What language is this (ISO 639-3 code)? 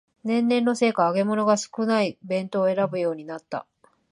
jpn